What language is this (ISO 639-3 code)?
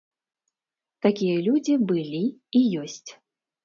bel